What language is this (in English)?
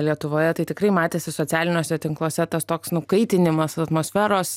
Lithuanian